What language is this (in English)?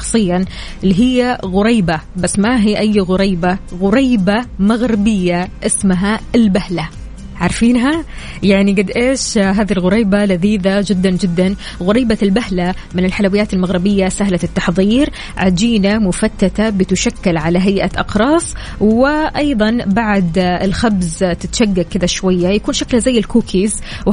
Arabic